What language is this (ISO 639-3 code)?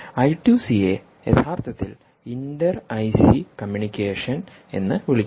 mal